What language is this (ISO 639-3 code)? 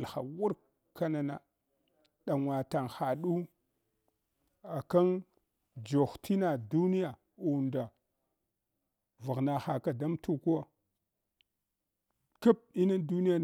hwo